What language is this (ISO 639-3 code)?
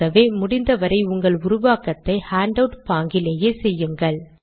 tam